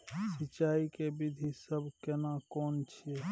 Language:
Maithili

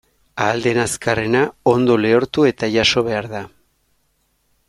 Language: Basque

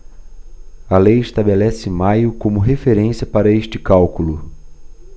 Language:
Portuguese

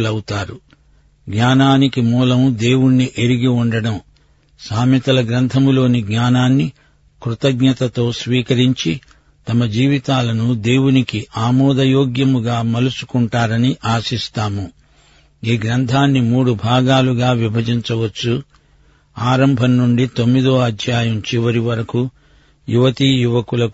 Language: Telugu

